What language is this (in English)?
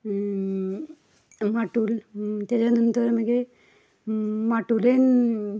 Konkani